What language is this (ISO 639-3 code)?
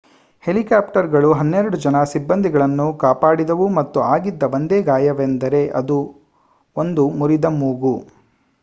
kan